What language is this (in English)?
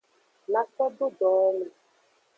Aja (Benin)